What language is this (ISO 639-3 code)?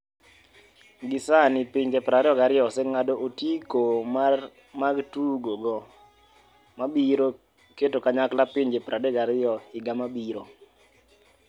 luo